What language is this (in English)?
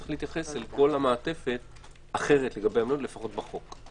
Hebrew